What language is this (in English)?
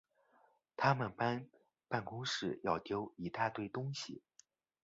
Chinese